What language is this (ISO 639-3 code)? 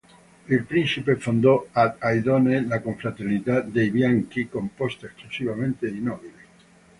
ita